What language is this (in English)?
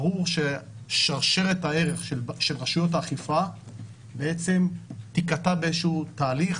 Hebrew